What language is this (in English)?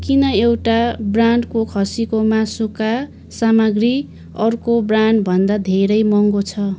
Nepali